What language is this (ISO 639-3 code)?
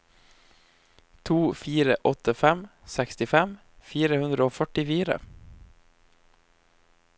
nor